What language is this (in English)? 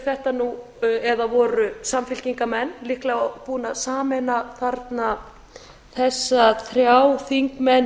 Icelandic